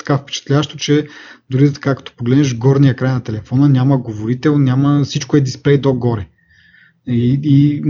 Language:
Bulgarian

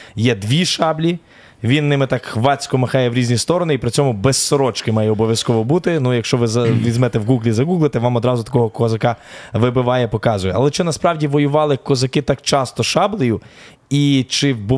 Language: Ukrainian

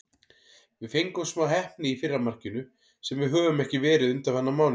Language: Icelandic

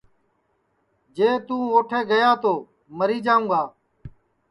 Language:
Sansi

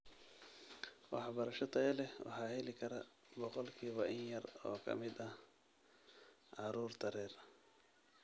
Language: Somali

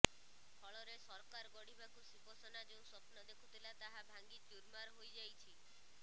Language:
Odia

